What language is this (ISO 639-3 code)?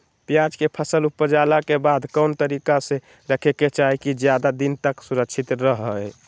mag